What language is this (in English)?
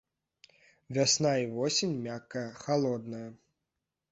Belarusian